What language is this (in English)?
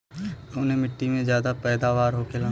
Bhojpuri